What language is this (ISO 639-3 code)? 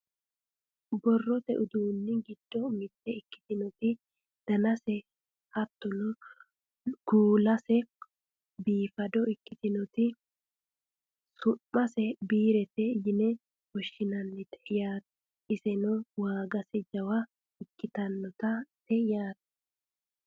sid